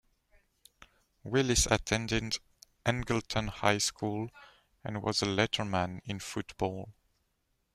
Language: English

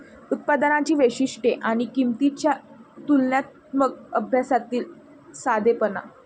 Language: Marathi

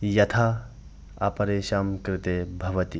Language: Sanskrit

